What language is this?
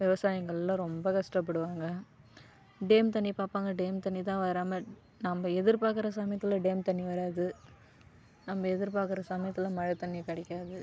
Tamil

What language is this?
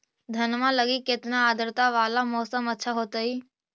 Magahi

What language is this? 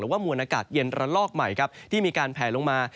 Thai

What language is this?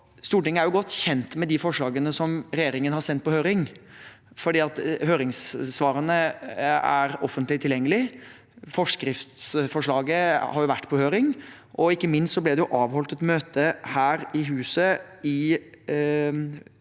Norwegian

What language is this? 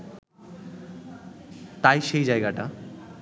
Bangla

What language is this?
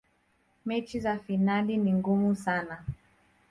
Swahili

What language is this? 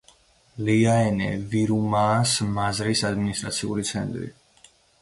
Georgian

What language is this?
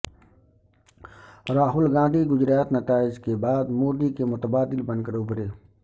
Urdu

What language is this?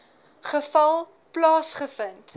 Afrikaans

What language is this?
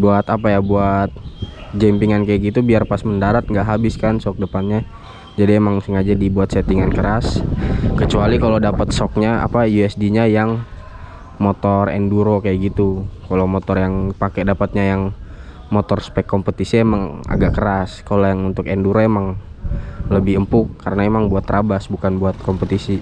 Indonesian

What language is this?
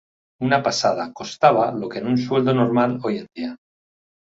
Spanish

